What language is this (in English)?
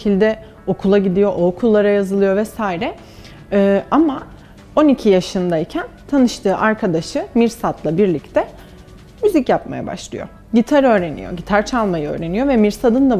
Turkish